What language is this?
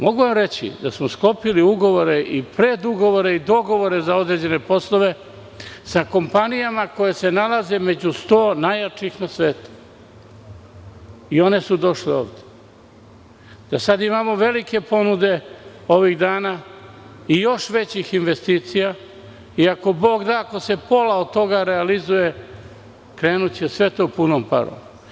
Serbian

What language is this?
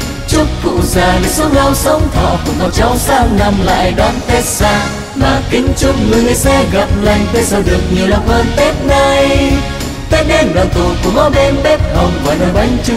Vietnamese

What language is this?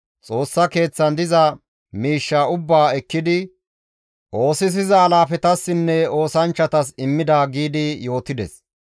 Gamo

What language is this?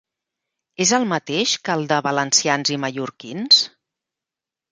Catalan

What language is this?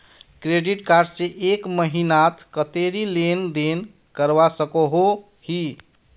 Magahi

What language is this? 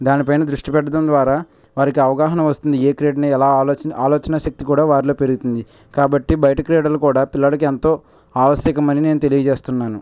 Telugu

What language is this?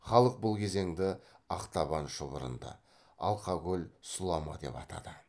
Kazakh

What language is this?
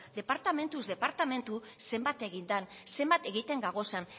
Basque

